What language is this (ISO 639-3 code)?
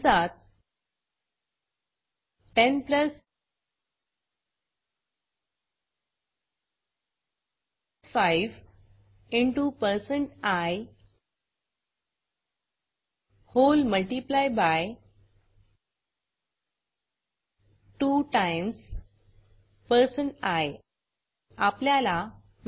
mar